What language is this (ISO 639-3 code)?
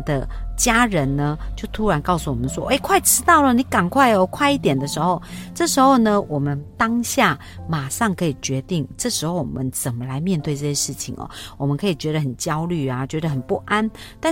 zho